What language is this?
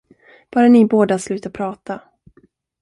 Swedish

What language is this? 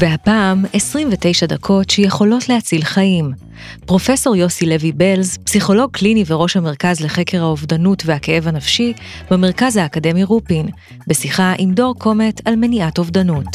Hebrew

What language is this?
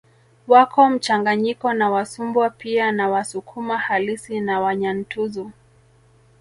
Swahili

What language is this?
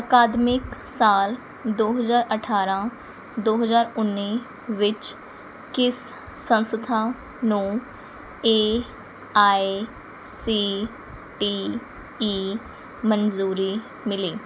Punjabi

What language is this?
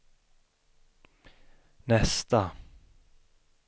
Swedish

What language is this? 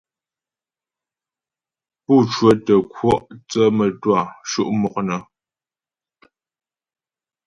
Ghomala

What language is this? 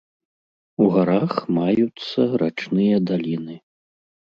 Belarusian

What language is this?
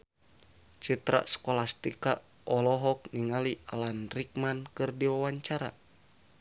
Sundanese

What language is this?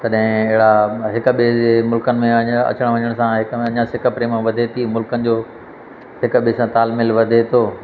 Sindhi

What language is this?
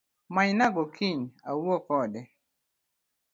Luo (Kenya and Tanzania)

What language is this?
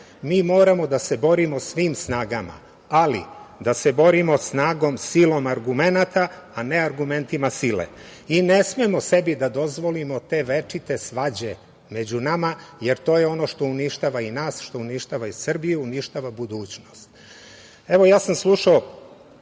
Serbian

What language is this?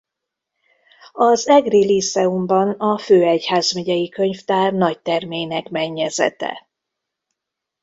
Hungarian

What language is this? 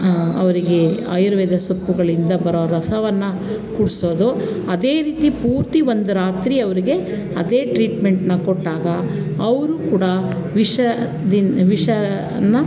Kannada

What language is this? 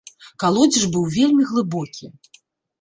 Belarusian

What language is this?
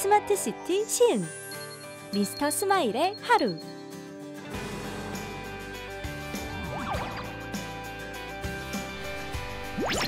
Korean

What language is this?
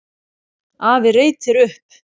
Icelandic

